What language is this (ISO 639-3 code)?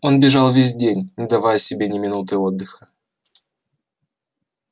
rus